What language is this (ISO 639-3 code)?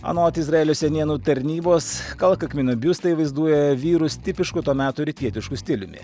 lit